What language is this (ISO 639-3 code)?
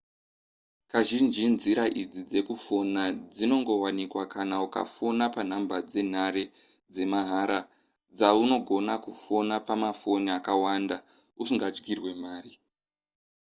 sna